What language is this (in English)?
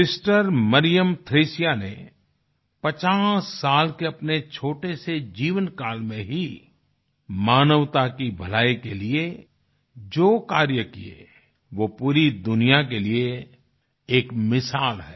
Hindi